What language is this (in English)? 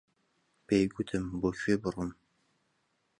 Central Kurdish